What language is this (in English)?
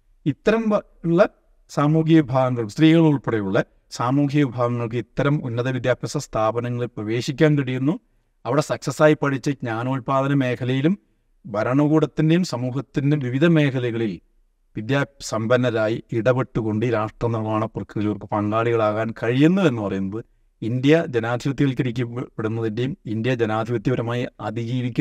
Malayalam